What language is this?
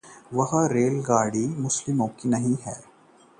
Hindi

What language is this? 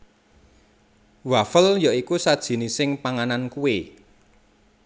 Javanese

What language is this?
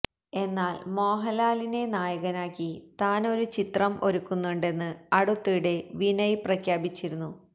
Malayalam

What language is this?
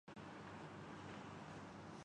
Urdu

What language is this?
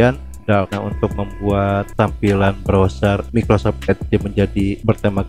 Indonesian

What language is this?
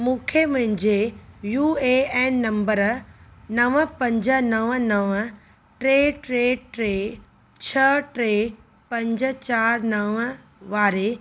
Sindhi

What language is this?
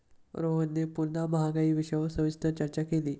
Marathi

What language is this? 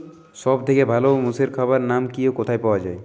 Bangla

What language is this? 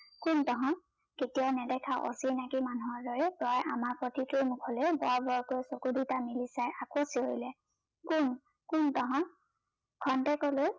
Assamese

